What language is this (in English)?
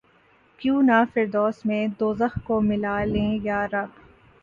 Urdu